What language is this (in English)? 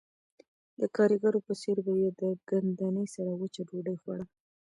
Pashto